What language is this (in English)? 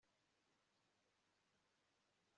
Kinyarwanda